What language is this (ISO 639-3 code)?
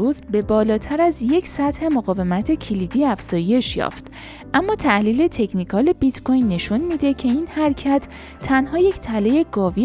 fas